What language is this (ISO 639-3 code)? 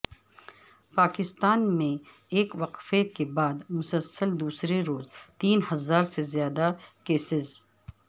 urd